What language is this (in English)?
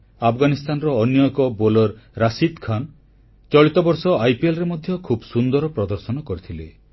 Odia